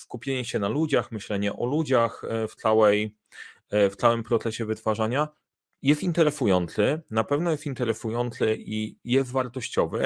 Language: Polish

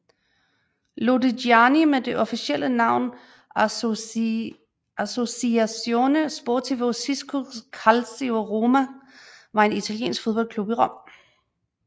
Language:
Danish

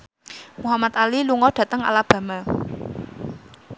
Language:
Javanese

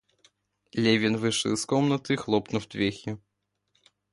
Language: Russian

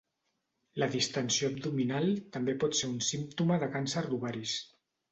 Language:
Catalan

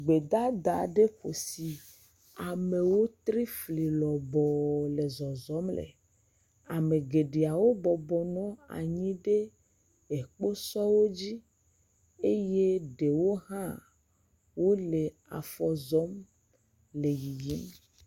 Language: Ewe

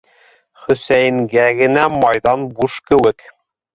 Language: Bashkir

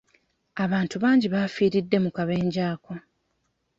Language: Ganda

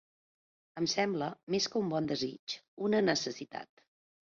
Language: Catalan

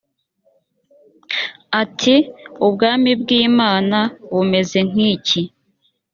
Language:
Kinyarwanda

